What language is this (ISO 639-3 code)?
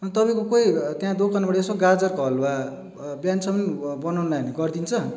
nep